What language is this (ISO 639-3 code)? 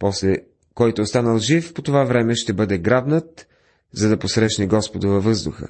bul